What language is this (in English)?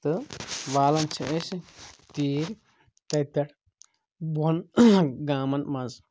Kashmiri